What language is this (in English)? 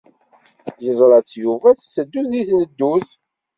Kabyle